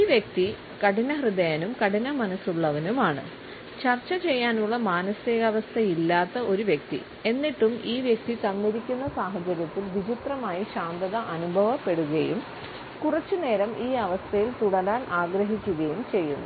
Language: Malayalam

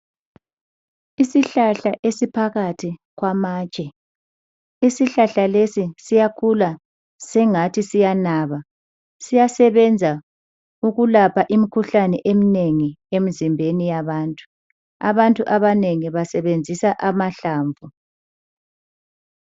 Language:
North Ndebele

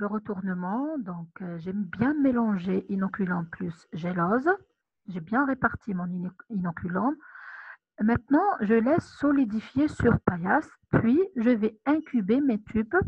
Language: French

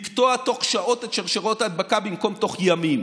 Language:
Hebrew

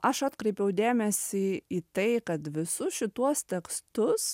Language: Lithuanian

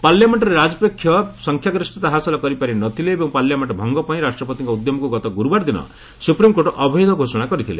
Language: Odia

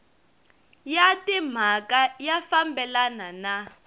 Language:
Tsonga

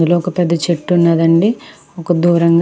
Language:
Telugu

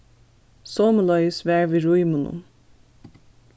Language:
Faroese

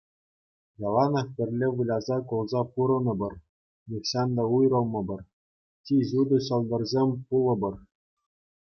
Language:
Chuvash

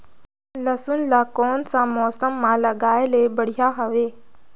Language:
Chhattisgarhi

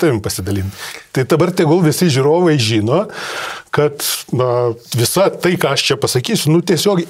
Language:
Lithuanian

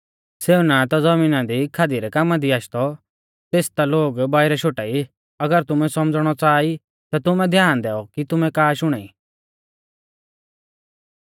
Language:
Mahasu Pahari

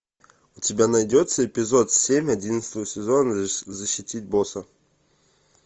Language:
Russian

